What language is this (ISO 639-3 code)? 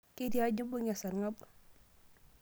mas